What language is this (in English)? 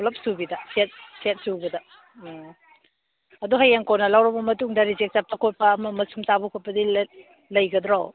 Manipuri